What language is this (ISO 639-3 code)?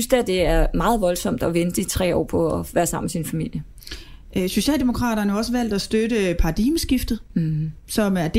dan